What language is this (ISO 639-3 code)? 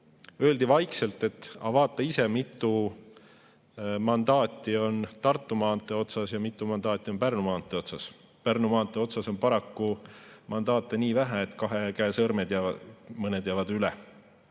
est